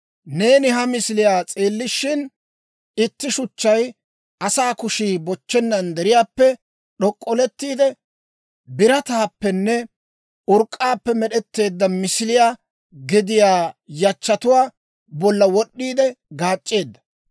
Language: Dawro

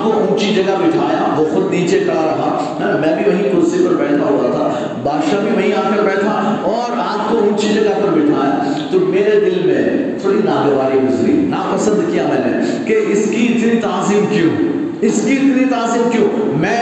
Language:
Urdu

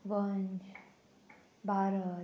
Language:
Konkani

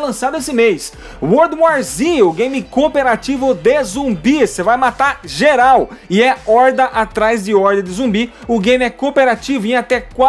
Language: Portuguese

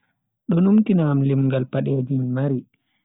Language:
Bagirmi Fulfulde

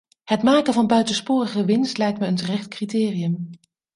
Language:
Dutch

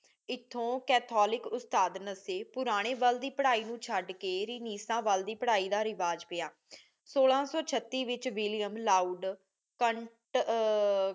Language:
Punjabi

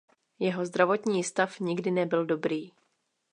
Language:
Czech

